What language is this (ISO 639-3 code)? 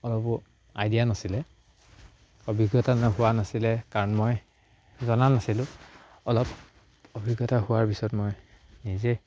asm